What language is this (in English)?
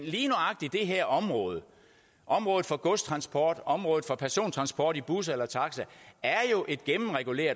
Danish